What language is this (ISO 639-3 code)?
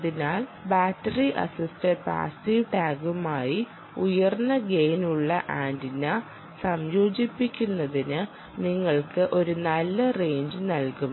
mal